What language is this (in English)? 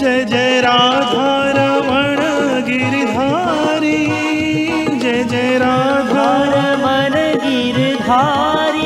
Hindi